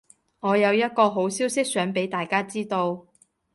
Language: Cantonese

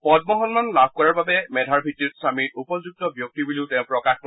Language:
Assamese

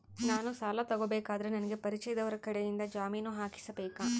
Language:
Kannada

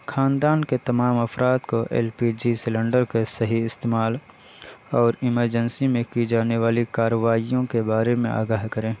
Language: Urdu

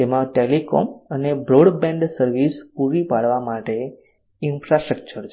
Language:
Gujarati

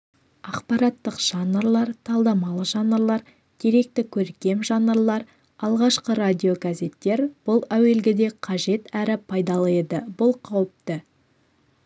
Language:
Kazakh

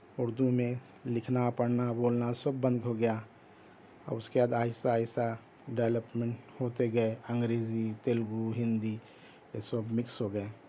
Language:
Urdu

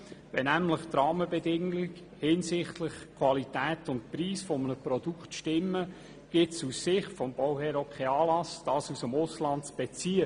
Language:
Swiss German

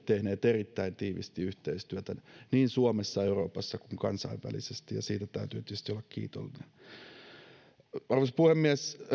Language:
Finnish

